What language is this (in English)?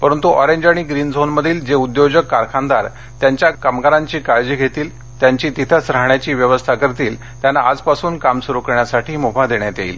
Marathi